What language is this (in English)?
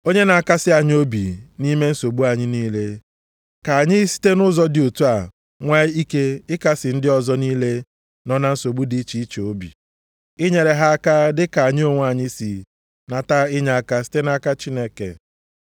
Igbo